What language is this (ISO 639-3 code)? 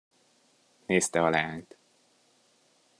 hun